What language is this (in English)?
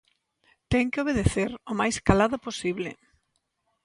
Galician